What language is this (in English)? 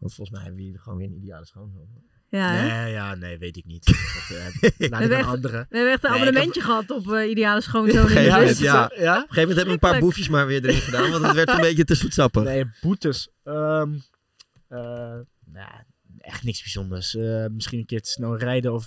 Dutch